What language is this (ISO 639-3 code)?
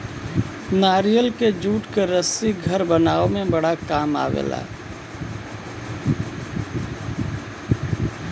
bho